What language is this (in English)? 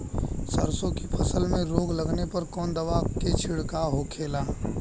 Bhojpuri